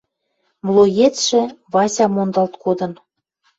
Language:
Western Mari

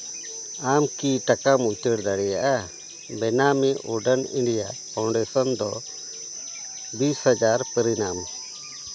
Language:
Santali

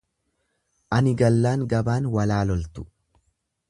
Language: Oromo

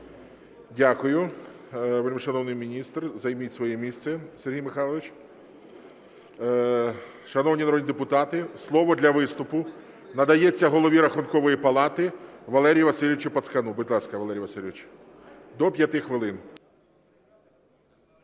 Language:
Ukrainian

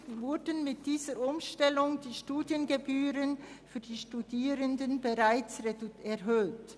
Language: Swiss German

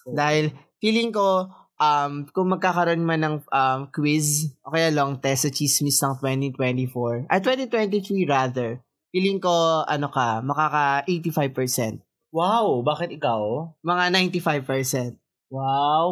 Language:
Filipino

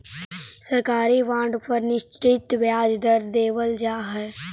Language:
Magahi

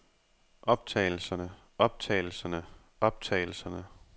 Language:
Danish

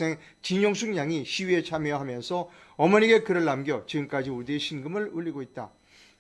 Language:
Korean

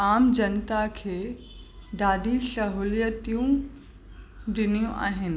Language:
Sindhi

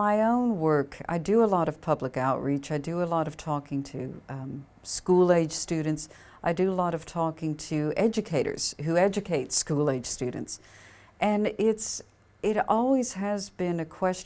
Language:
English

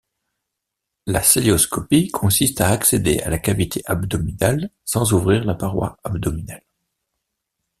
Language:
French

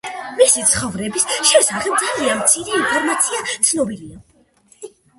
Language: Georgian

